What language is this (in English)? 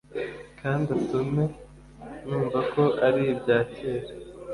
Kinyarwanda